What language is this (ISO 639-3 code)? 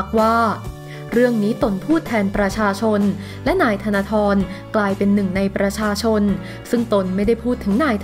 tha